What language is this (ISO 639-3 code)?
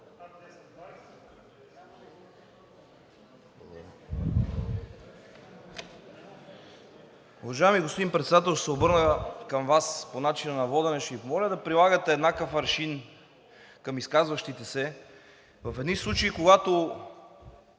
bul